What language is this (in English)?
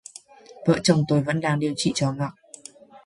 Vietnamese